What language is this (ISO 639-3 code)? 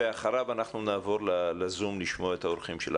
heb